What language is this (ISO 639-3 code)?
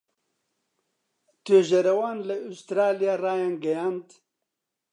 ckb